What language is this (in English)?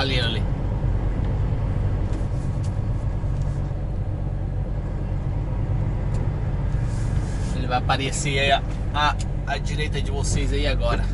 Portuguese